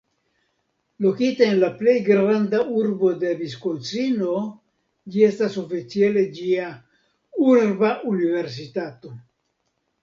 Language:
Esperanto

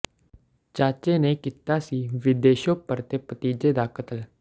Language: Punjabi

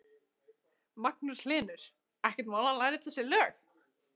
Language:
Icelandic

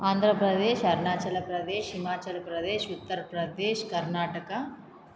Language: Sanskrit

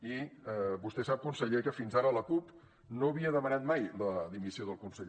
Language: Catalan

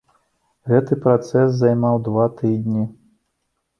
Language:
Belarusian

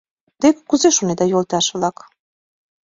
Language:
Mari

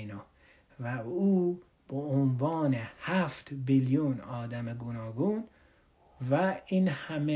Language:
Persian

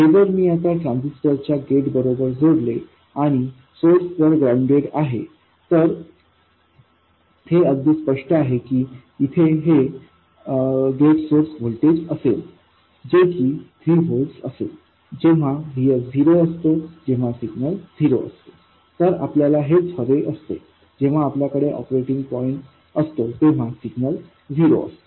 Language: Marathi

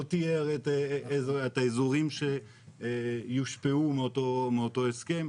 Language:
Hebrew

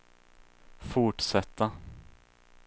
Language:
Swedish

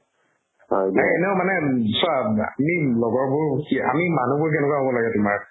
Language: Assamese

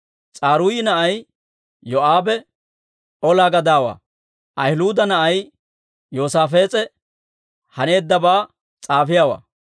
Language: Dawro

